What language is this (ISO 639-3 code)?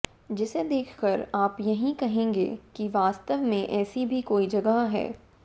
hin